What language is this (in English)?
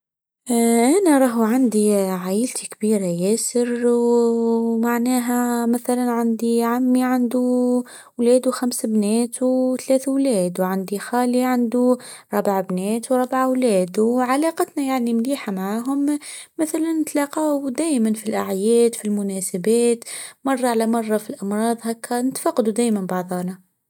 Tunisian Arabic